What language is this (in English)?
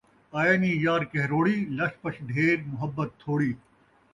Saraiki